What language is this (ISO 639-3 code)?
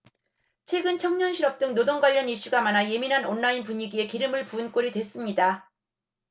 kor